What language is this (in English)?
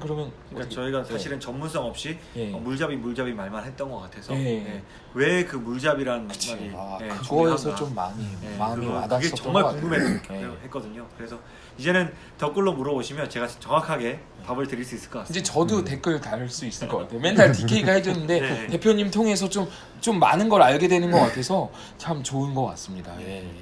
Korean